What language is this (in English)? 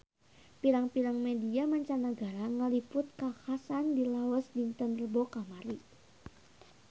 Sundanese